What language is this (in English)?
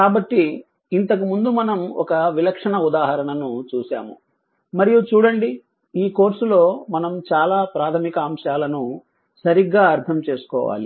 Telugu